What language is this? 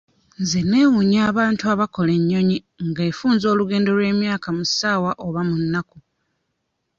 Ganda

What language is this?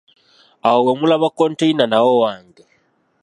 Ganda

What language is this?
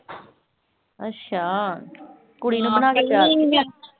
Punjabi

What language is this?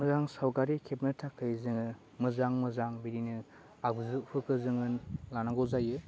Bodo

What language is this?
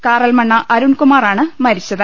Malayalam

